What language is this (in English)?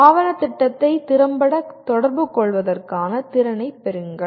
Tamil